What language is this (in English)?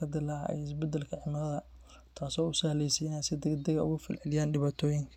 Somali